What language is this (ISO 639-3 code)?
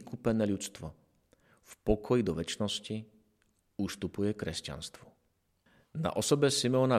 slk